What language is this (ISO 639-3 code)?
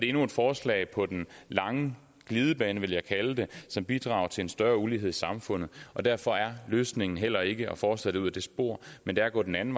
dan